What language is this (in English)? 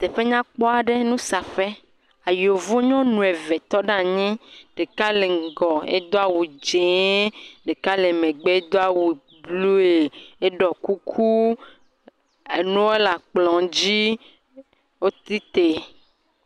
Ewe